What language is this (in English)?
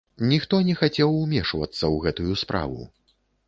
Belarusian